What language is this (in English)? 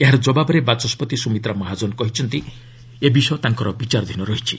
Odia